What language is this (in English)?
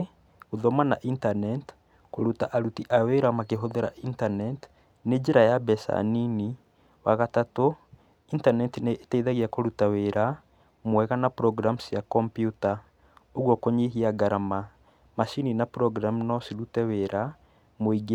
Kikuyu